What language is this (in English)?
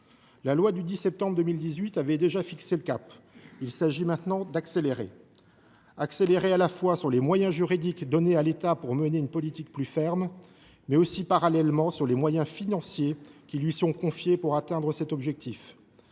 French